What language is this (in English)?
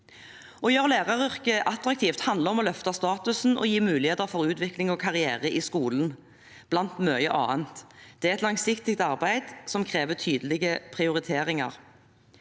Norwegian